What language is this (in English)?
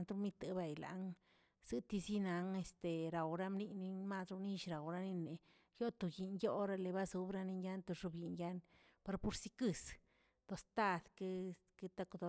Tilquiapan Zapotec